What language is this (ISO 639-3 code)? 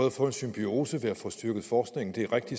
dan